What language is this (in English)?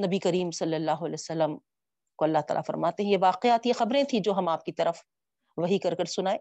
Urdu